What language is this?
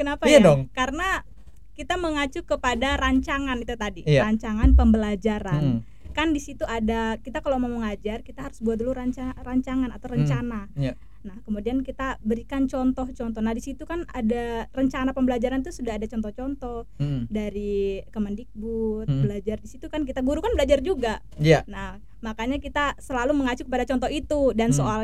Indonesian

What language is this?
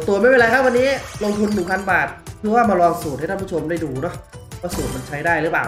Thai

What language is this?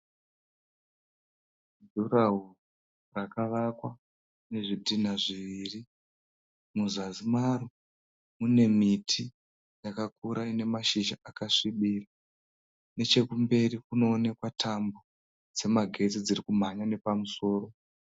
Shona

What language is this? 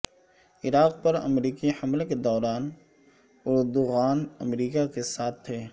Urdu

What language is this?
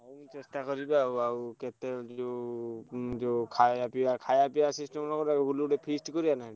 Odia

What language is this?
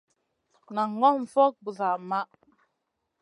Masana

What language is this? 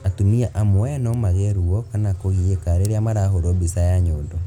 Kikuyu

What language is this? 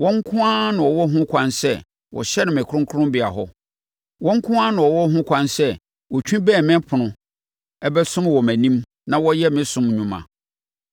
Akan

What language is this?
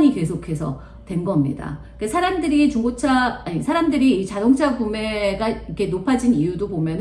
Korean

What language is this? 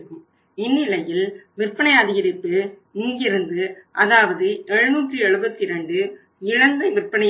Tamil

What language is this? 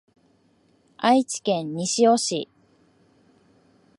Japanese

